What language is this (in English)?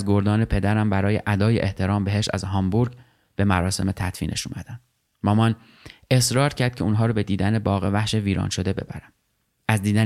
Persian